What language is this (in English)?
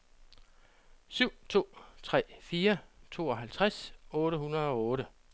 Danish